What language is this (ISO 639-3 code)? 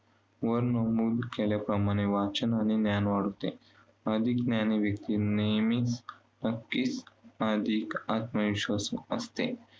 mar